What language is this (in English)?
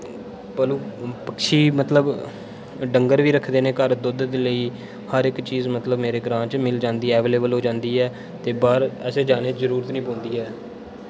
Dogri